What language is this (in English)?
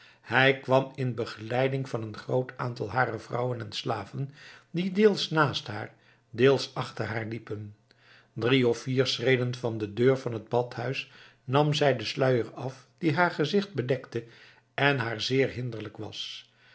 Dutch